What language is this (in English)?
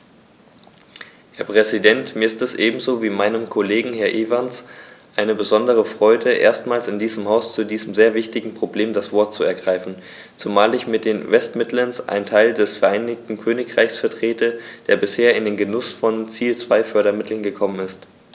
German